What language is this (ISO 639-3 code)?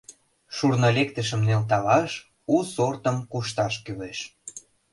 chm